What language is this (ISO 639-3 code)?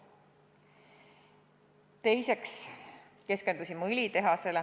est